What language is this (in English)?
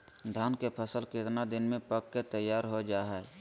Magahi